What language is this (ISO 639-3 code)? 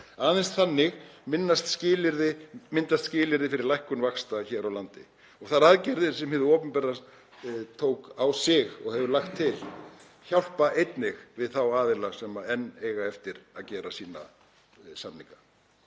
isl